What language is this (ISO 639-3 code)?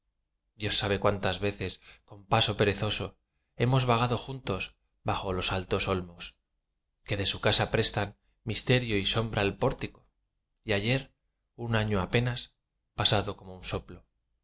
spa